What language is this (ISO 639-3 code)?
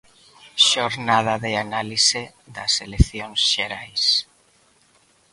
glg